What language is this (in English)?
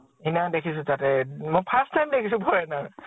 Assamese